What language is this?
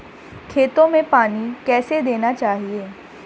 Hindi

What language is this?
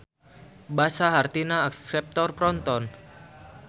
Sundanese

